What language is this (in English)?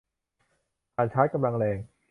Thai